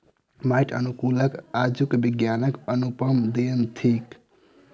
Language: Maithili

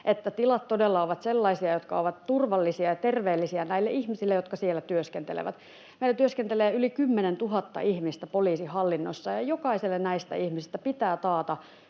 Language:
Finnish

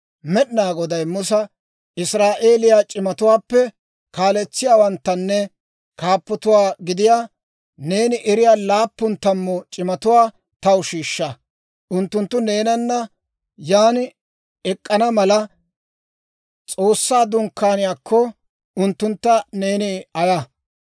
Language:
Dawro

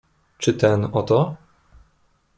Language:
Polish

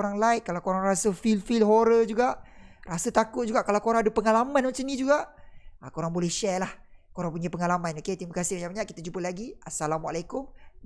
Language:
Malay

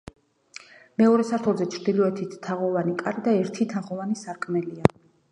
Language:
Georgian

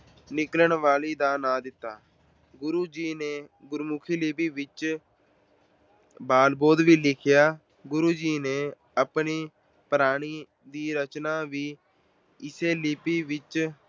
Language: Punjabi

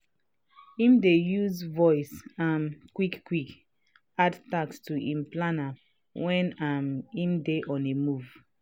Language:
Nigerian Pidgin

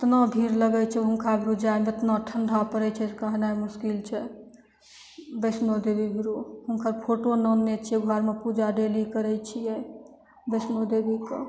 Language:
Maithili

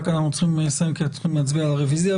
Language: Hebrew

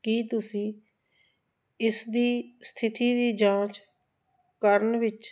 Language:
Punjabi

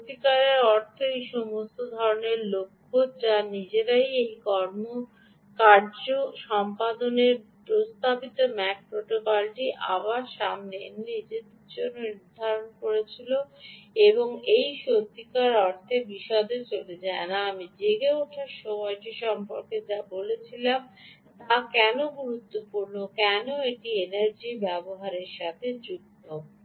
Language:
Bangla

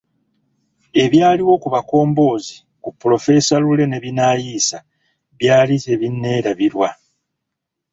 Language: Ganda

